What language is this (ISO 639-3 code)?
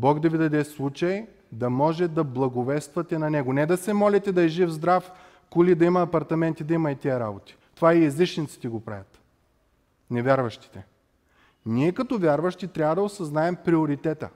bul